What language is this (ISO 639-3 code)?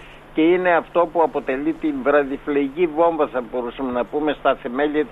ell